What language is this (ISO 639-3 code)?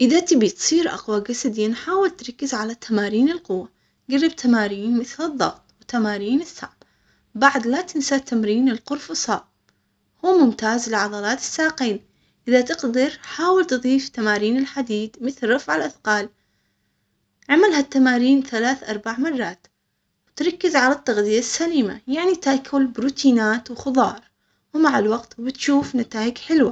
acx